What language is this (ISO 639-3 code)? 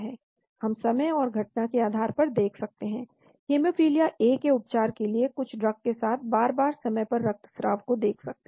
hin